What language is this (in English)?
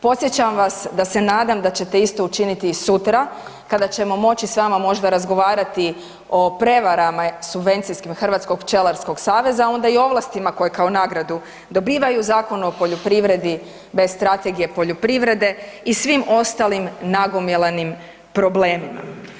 Croatian